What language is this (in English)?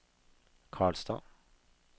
Norwegian